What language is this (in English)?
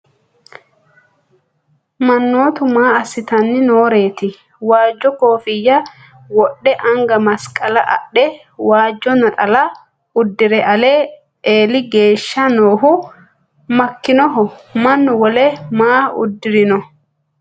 Sidamo